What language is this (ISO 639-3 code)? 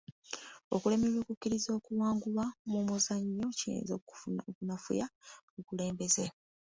lug